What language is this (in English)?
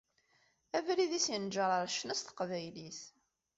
Kabyle